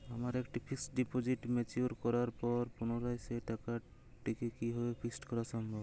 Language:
Bangla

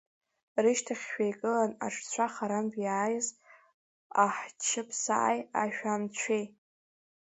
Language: Abkhazian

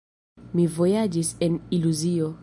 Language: Esperanto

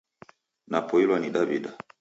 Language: Taita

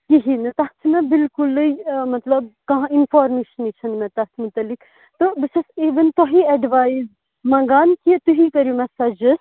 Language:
Kashmiri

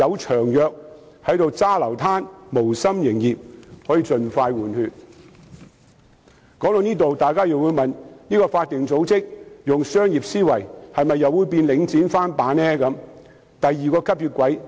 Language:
Cantonese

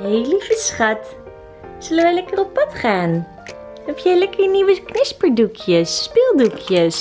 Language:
Dutch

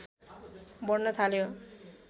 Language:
Nepali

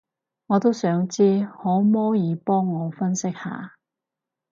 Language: Cantonese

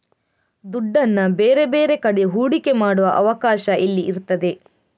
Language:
Kannada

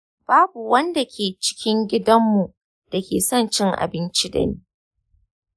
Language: Hausa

